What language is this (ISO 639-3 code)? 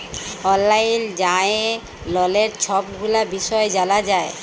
ben